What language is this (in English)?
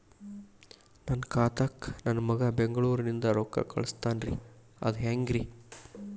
Kannada